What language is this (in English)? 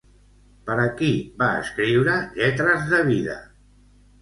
Catalan